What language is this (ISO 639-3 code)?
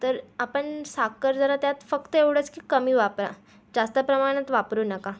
mar